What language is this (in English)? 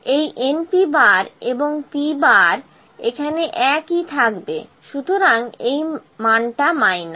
Bangla